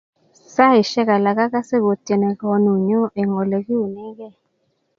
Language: Kalenjin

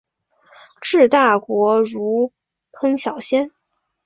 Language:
Chinese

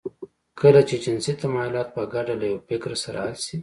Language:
Pashto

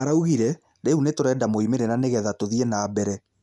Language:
Kikuyu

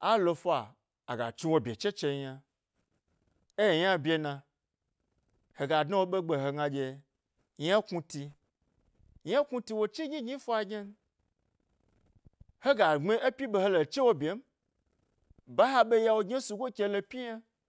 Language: Gbari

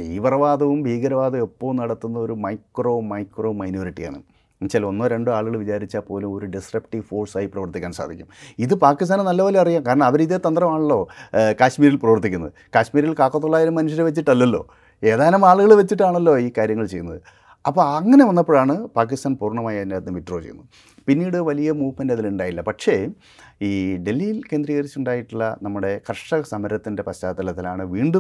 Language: Malayalam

